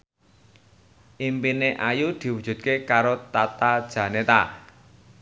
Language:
Javanese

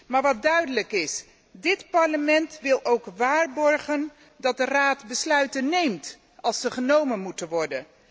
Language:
Dutch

